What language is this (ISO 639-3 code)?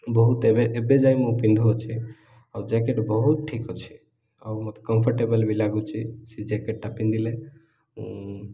ori